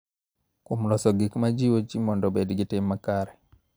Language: Luo (Kenya and Tanzania)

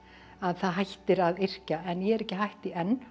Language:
Icelandic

